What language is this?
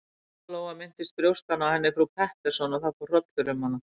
Icelandic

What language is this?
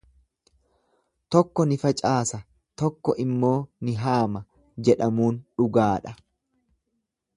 Oromo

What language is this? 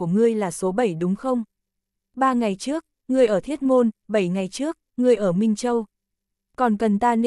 Vietnamese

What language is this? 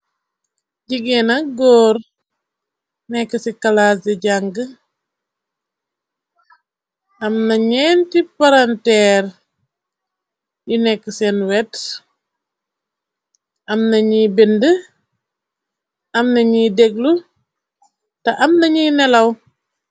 Wolof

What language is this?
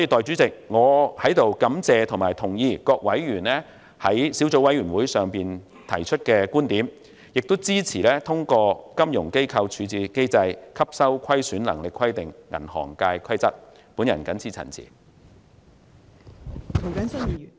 Cantonese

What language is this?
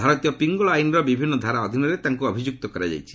Odia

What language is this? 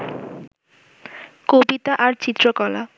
Bangla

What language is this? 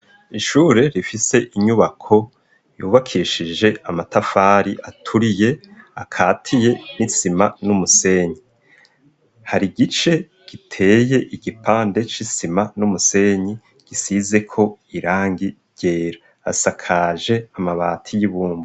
Rundi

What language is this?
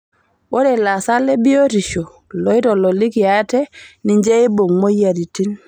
Masai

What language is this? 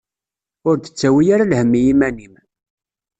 Kabyle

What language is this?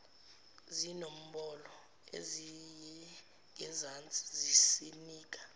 Zulu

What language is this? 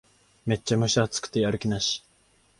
Japanese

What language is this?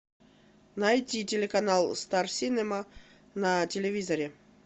Russian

